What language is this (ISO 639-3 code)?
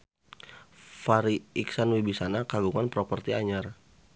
sun